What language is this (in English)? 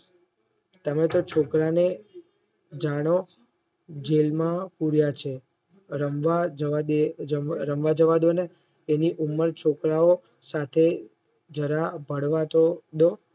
Gujarati